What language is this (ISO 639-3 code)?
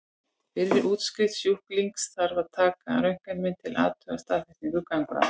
isl